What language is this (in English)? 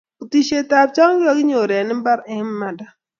Kalenjin